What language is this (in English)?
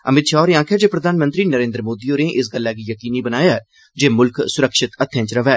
Dogri